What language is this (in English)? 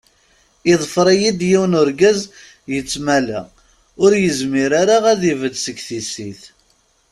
Kabyle